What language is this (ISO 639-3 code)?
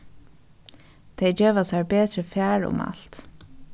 fao